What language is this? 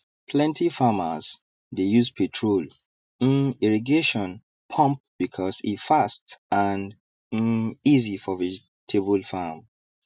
Nigerian Pidgin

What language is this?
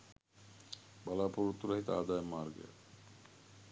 Sinhala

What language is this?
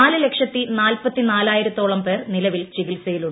Malayalam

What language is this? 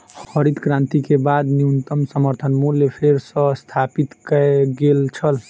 Maithili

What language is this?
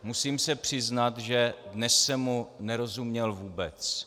Czech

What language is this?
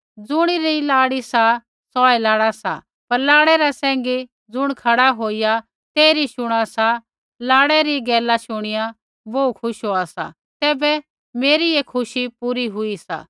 Kullu Pahari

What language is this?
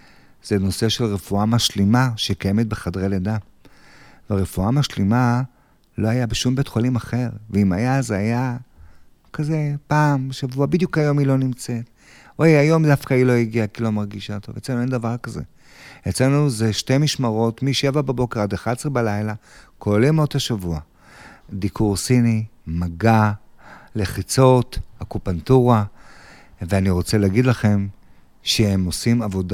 Hebrew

